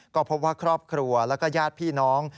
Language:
Thai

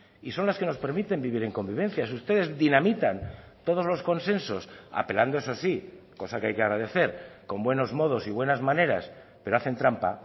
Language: Spanish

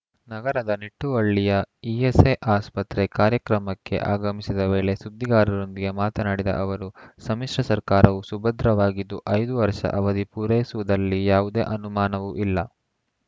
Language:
Kannada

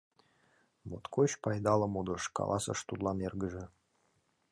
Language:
Mari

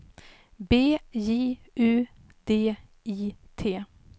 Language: Swedish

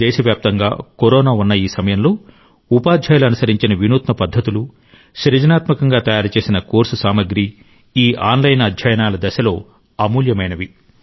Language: Telugu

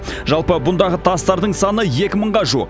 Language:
Kazakh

